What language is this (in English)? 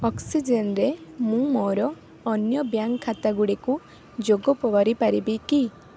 Odia